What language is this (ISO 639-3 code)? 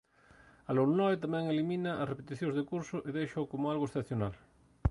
glg